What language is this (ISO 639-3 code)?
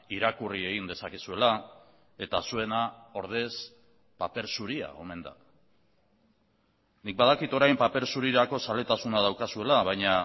eus